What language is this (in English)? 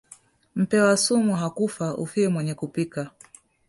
Swahili